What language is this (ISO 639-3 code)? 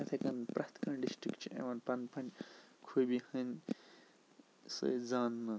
kas